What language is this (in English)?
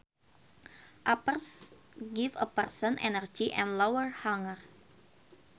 Sundanese